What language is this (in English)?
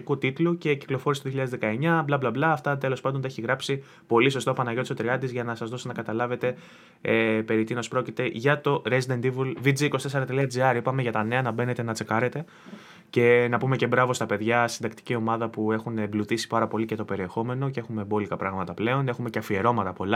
Greek